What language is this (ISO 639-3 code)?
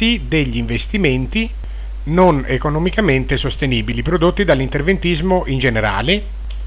ita